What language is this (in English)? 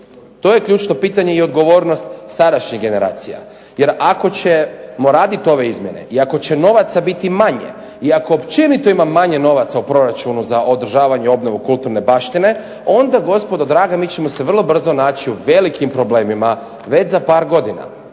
Croatian